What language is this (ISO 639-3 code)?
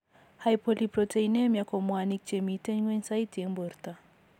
kln